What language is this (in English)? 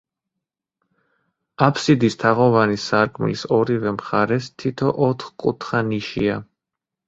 Georgian